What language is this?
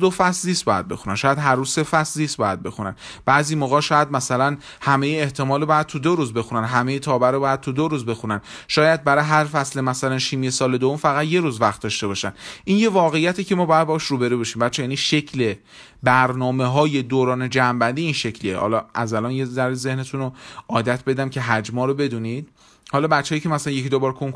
Persian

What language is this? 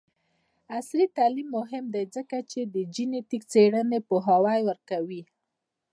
Pashto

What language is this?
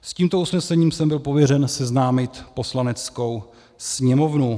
Czech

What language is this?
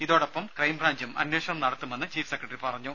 Malayalam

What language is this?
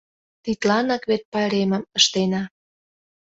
Mari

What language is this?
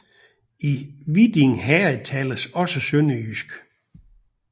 Danish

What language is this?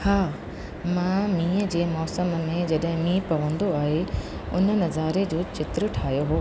Sindhi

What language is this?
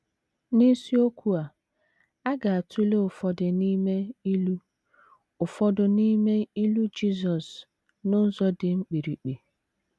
Igbo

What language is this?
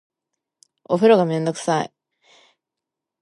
Japanese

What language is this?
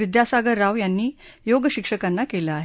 Marathi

